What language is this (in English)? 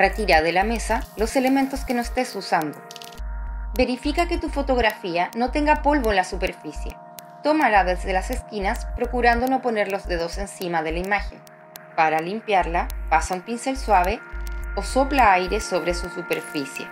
Spanish